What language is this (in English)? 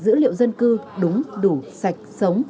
Vietnamese